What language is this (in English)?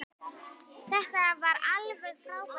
Icelandic